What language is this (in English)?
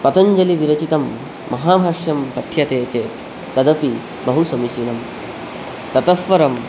Sanskrit